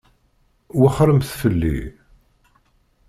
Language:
Kabyle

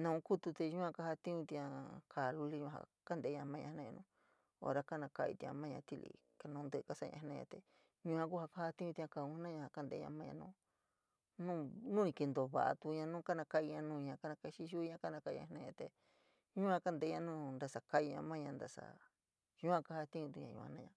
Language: San Miguel El Grande Mixtec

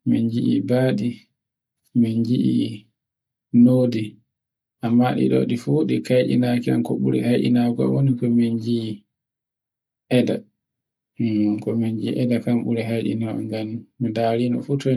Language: Borgu Fulfulde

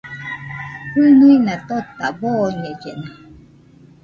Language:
Nüpode Huitoto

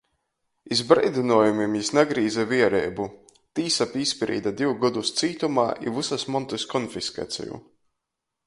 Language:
Latgalian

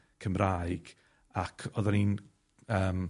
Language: Welsh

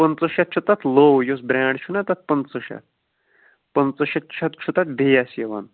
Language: Kashmiri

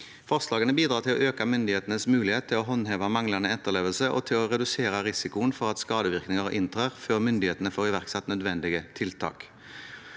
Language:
Norwegian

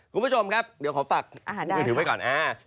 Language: Thai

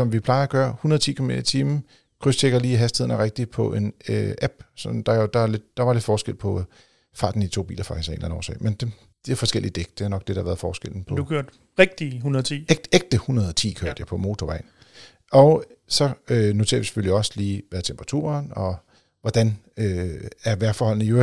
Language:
Danish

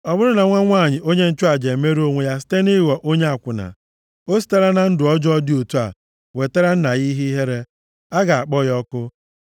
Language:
Igbo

